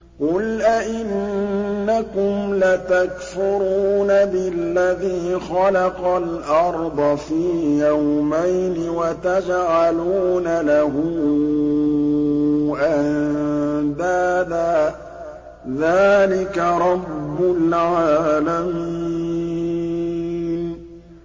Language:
Arabic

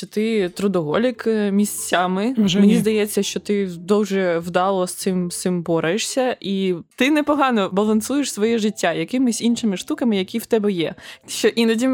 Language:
Ukrainian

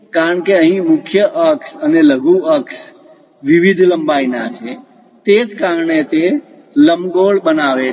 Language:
Gujarati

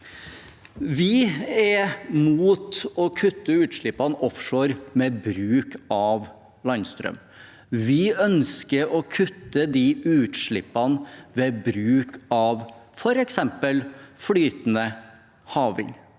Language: Norwegian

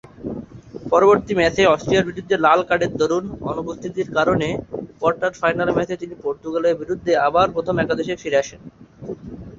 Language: Bangla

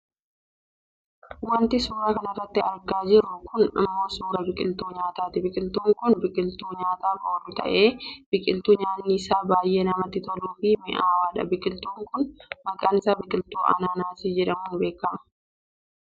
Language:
Oromo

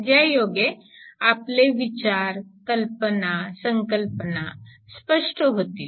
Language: Marathi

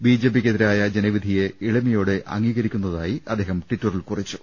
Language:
Malayalam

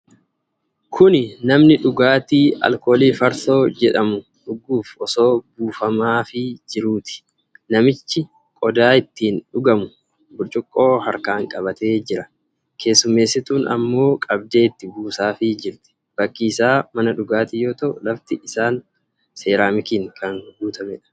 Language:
Oromo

